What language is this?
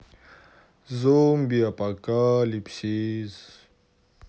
Russian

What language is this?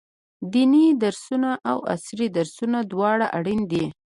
Pashto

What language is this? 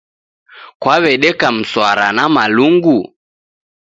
Taita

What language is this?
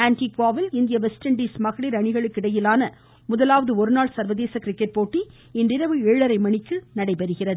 Tamil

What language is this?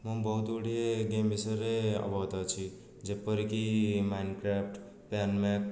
Odia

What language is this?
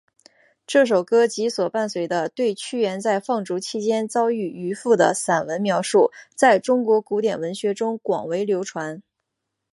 Chinese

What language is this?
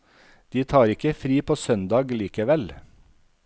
Norwegian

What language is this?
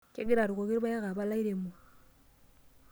Masai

